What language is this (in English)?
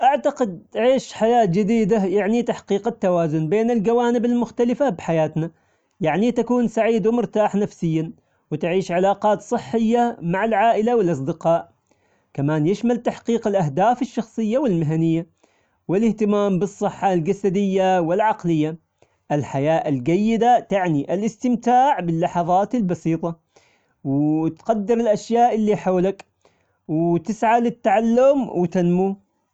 Omani Arabic